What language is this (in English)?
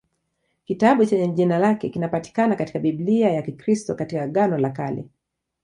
Swahili